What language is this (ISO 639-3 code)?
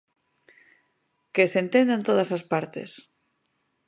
glg